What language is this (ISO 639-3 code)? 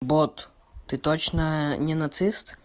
rus